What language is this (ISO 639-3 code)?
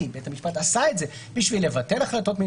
heb